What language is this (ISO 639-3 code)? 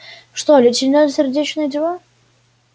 rus